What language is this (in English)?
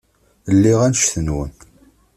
Kabyle